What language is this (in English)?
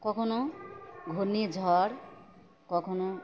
Bangla